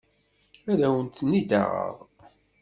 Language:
Kabyle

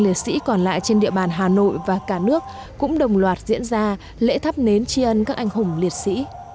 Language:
Vietnamese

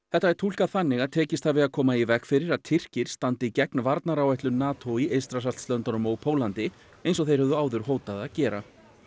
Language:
Icelandic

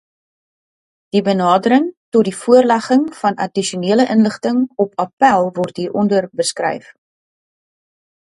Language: Afrikaans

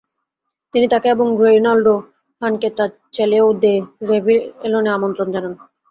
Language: Bangla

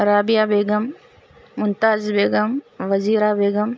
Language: Urdu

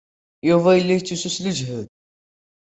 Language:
Kabyle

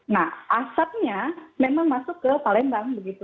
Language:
Indonesian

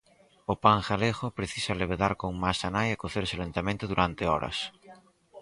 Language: Galician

